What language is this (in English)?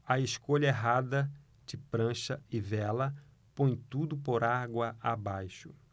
Portuguese